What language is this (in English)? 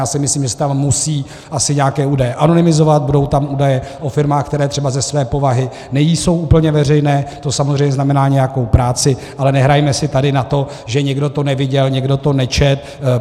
Czech